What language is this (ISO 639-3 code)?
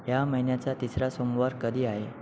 mar